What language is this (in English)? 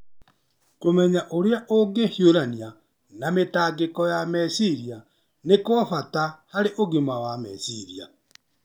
Kikuyu